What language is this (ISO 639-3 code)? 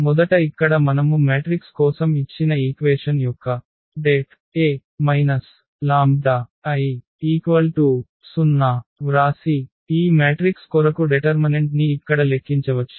tel